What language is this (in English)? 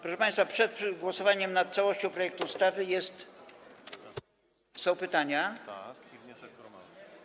Polish